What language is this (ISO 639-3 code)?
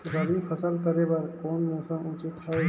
hne